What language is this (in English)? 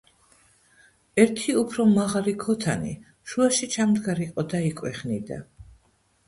Georgian